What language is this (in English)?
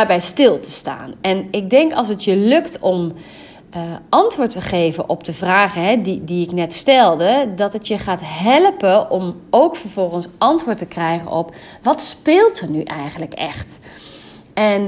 Dutch